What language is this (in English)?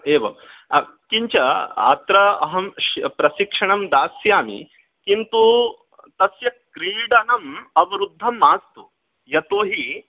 Sanskrit